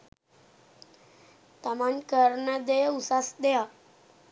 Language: Sinhala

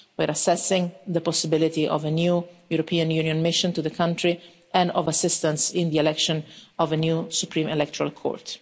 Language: English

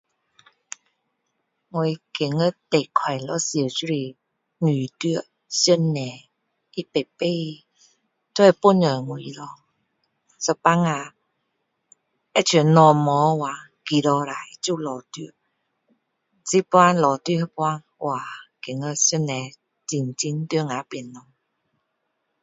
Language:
Min Dong Chinese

